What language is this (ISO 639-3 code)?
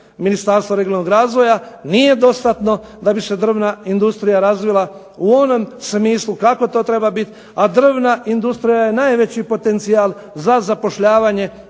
hrv